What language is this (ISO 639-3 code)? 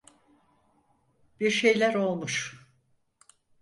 tur